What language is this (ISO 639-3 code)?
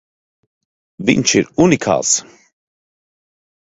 lav